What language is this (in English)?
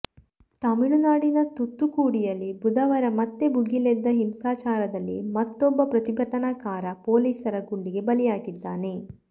Kannada